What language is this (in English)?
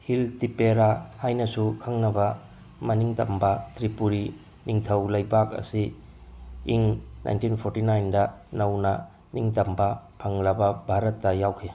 Manipuri